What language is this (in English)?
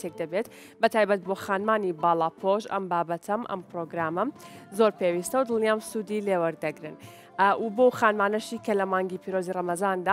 Arabic